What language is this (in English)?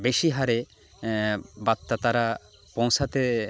Bangla